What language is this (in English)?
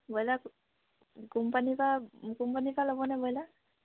Assamese